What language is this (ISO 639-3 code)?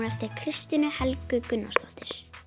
isl